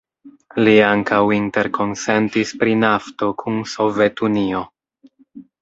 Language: Esperanto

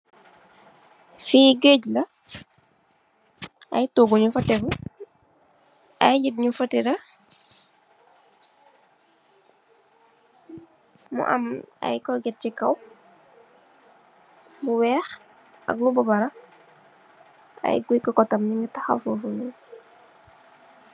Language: Wolof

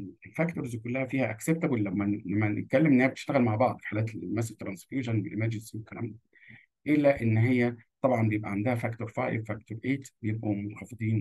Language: Arabic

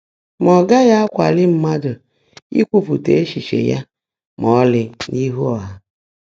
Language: Igbo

